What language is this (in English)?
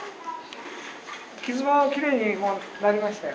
Japanese